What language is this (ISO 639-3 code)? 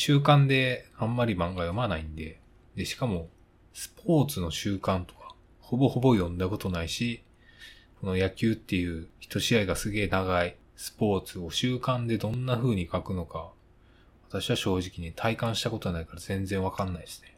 jpn